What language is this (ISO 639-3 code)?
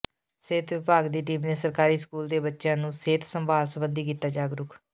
pan